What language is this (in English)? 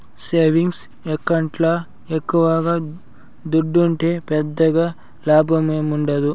Telugu